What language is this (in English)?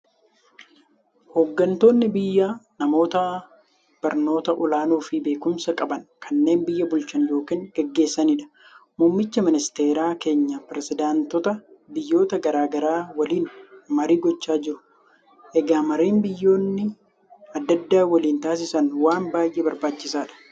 Oromo